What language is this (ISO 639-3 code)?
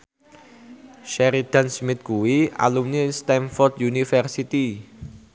jav